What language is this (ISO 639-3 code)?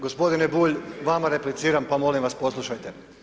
hrv